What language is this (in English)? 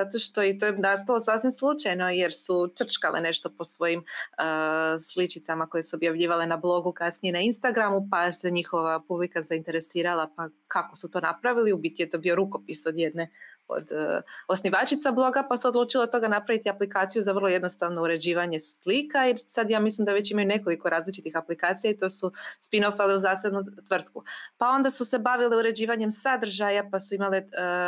Croatian